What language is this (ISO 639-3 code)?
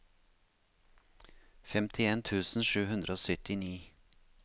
nor